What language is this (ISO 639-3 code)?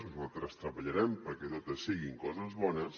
cat